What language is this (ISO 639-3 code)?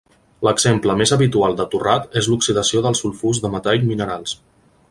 cat